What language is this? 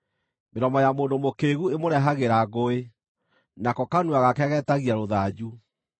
Kikuyu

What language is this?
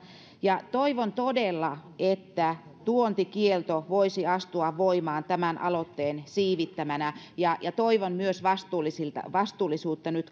Finnish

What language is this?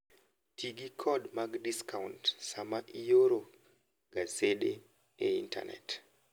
Luo (Kenya and Tanzania)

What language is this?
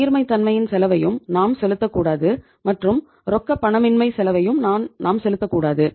Tamil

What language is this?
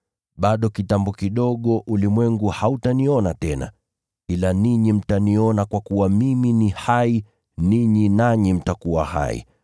Swahili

